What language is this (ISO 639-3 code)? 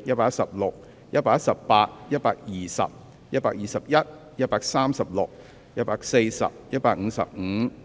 yue